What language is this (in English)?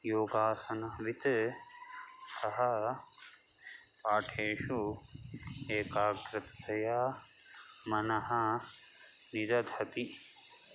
Sanskrit